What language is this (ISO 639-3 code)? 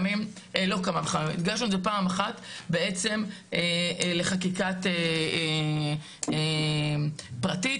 heb